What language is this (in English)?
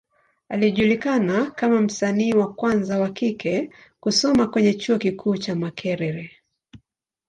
Swahili